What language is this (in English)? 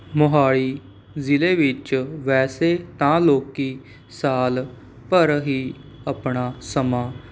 Punjabi